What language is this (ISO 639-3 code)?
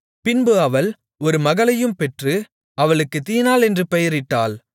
tam